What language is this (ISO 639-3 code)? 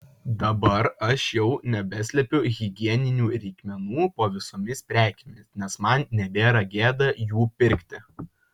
lit